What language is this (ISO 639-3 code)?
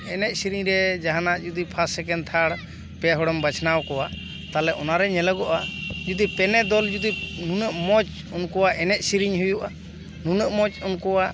sat